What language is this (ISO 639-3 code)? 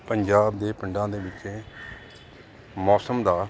pan